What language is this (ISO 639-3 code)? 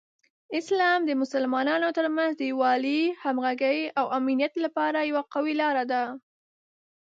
pus